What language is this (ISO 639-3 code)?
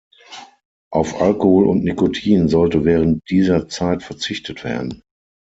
deu